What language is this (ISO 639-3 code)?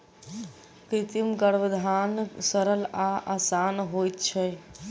mai